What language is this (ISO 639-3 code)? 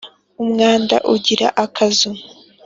kin